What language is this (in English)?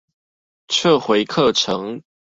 Chinese